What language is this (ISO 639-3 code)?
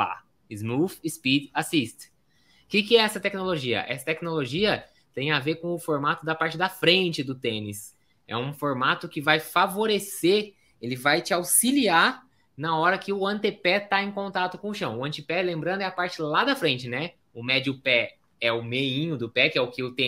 por